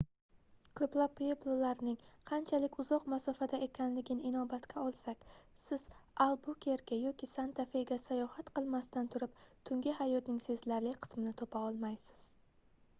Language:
Uzbek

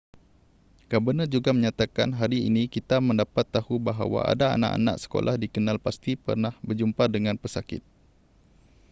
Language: Malay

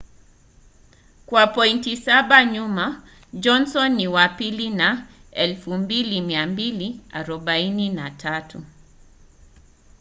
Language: Swahili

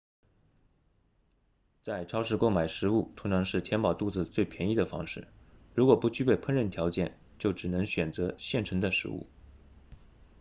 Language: Chinese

